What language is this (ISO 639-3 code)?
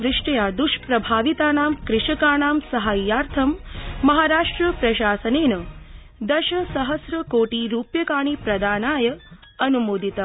san